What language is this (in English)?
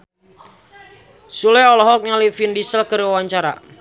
Sundanese